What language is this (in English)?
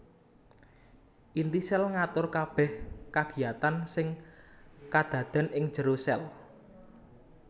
Javanese